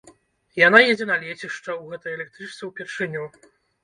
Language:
Belarusian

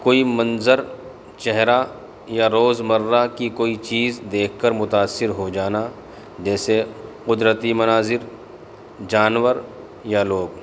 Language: Urdu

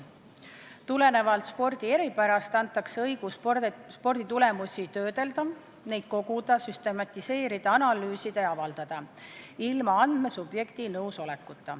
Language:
Estonian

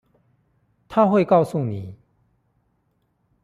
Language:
Chinese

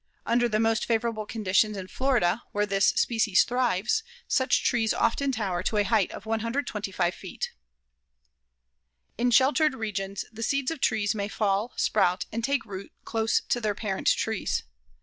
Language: English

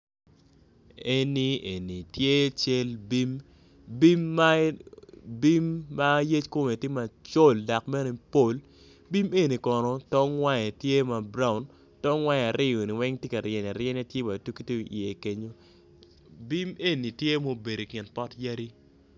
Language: Acoli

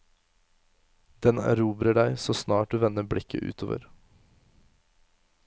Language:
Norwegian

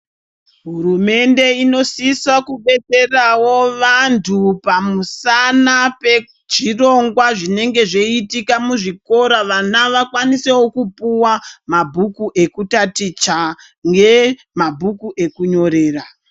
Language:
Ndau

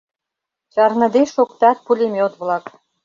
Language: Mari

